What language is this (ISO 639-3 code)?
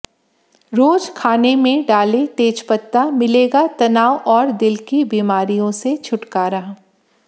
hin